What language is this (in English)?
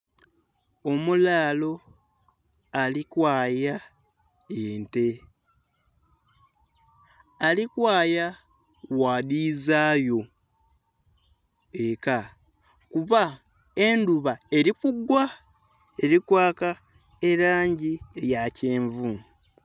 Soga